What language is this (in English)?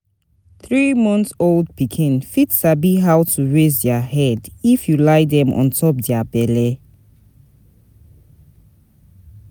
Nigerian Pidgin